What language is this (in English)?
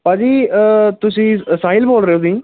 Punjabi